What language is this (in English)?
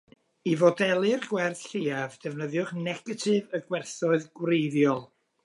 Welsh